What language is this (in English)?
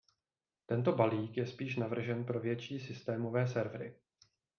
Czech